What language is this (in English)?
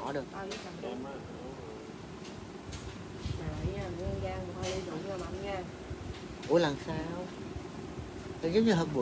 Vietnamese